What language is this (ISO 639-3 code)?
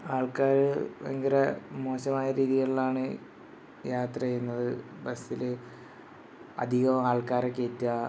mal